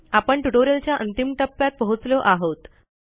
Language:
Marathi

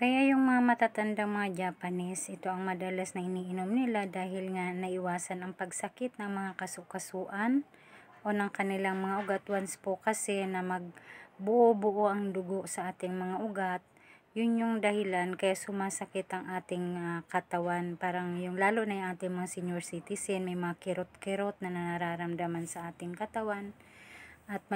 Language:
Filipino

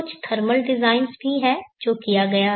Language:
Hindi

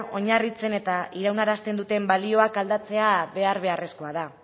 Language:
Basque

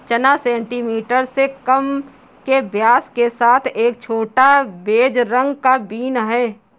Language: Hindi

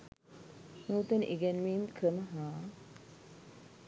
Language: Sinhala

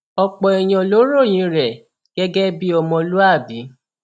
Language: Yoruba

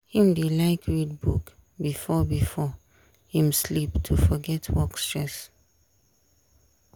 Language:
Nigerian Pidgin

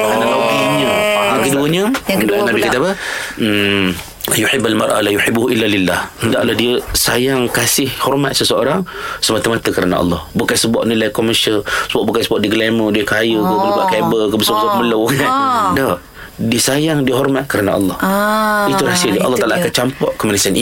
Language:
Malay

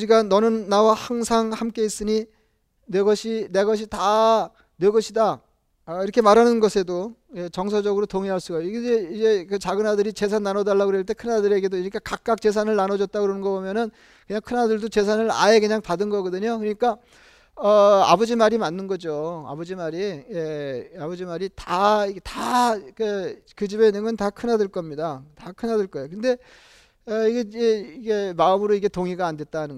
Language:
Korean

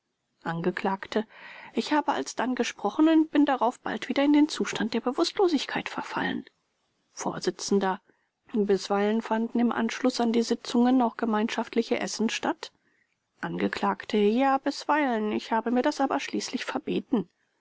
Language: German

